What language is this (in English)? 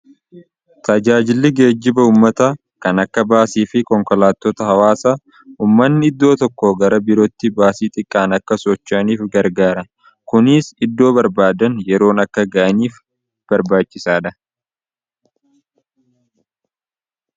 Oromo